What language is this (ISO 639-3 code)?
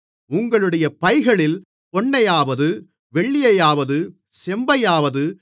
tam